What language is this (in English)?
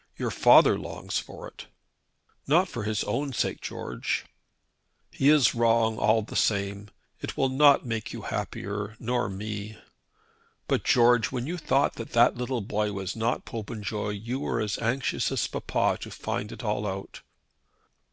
English